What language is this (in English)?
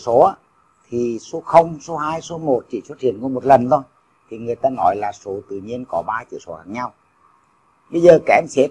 Vietnamese